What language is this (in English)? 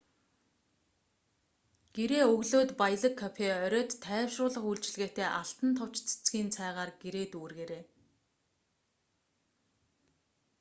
Mongolian